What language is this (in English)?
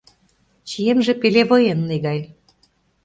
Mari